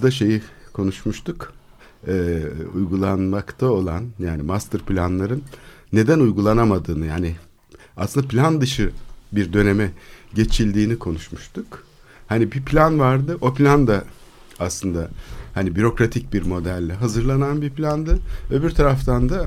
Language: Turkish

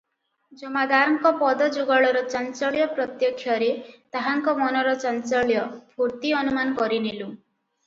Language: Odia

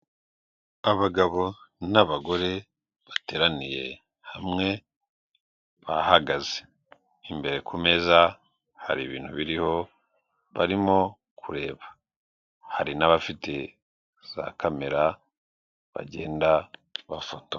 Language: Kinyarwanda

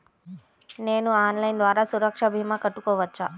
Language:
Telugu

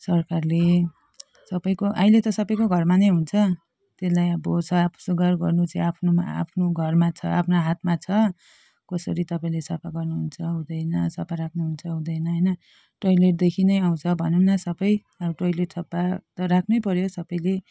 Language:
Nepali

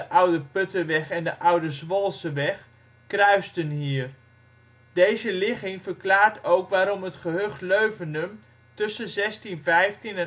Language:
Dutch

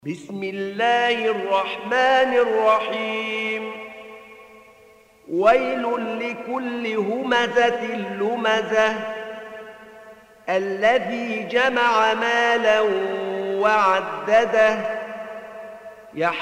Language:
Arabic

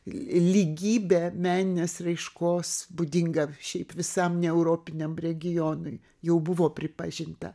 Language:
Lithuanian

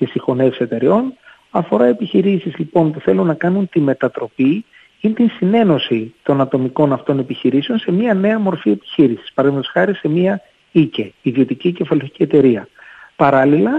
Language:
Greek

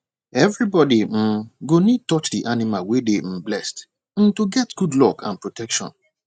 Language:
Nigerian Pidgin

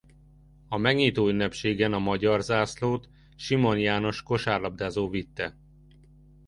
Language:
Hungarian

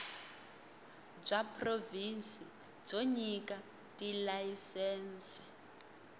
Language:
Tsonga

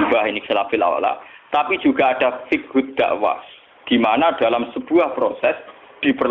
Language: Indonesian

